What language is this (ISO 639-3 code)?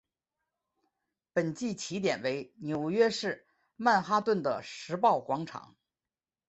zho